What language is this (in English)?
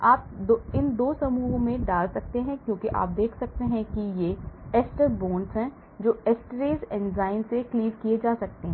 Hindi